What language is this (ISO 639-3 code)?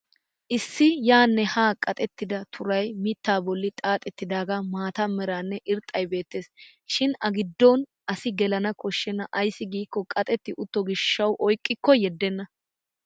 wal